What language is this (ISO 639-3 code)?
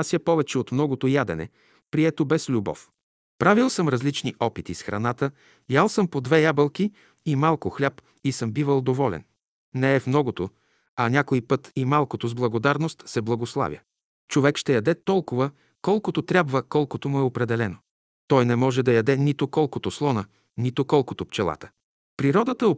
bul